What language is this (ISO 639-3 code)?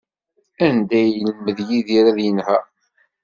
kab